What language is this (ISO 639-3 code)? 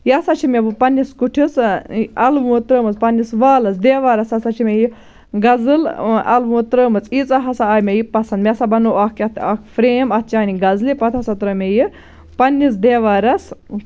kas